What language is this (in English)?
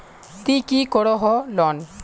Magahi